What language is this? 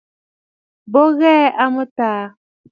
Bafut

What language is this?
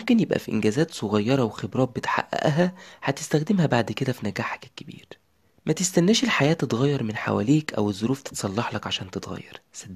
Arabic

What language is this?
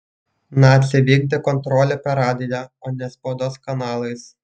Lithuanian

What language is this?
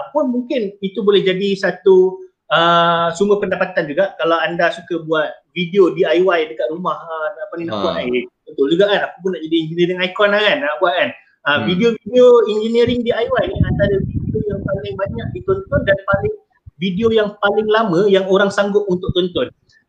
Malay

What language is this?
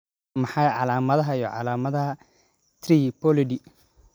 Somali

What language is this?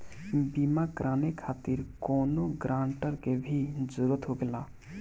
Bhojpuri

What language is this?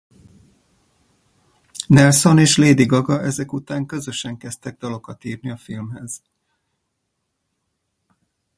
Hungarian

